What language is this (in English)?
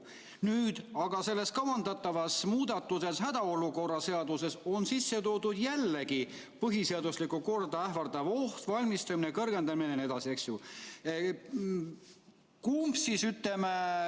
Estonian